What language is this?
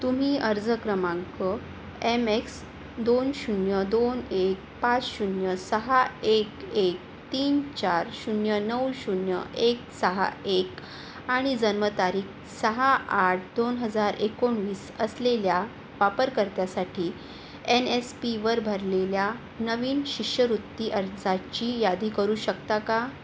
Marathi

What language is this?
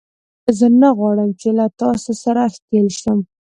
Pashto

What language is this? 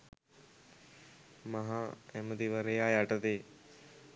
Sinhala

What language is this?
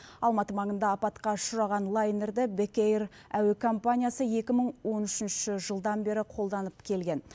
Kazakh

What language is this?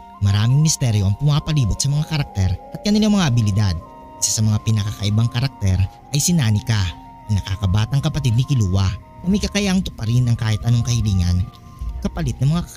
Filipino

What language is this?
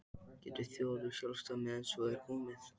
Icelandic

